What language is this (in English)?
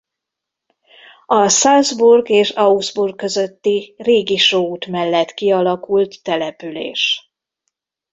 Hungarian